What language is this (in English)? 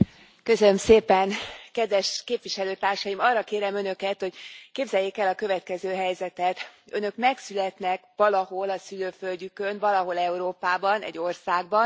Hungarian